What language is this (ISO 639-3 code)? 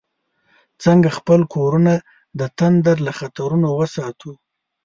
pus